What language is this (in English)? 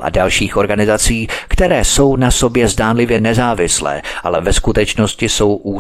Czech